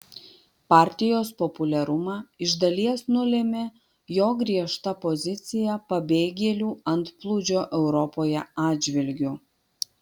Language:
Lithuanian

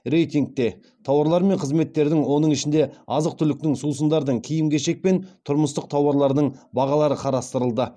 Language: Kazakh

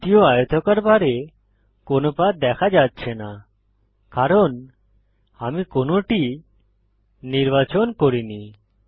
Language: Bangla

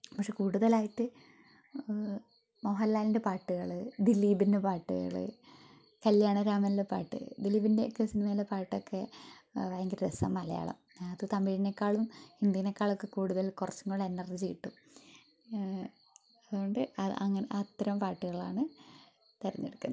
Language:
Malayalam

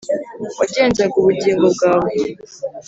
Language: Kinyarwanda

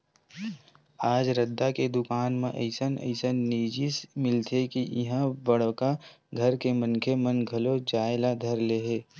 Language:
Chhattisgarhi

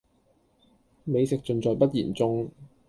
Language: Cantonese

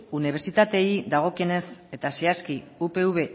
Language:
Basque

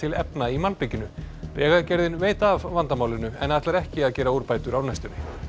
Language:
Icelandic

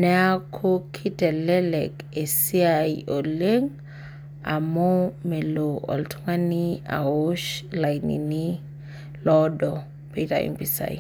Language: Masai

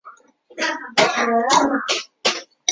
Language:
Chinese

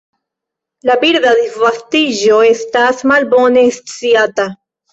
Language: Esperanto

